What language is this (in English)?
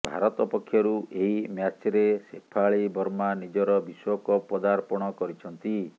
Odia